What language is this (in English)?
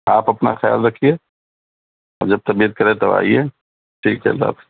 Urdu